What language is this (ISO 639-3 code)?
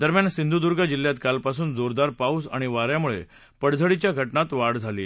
mar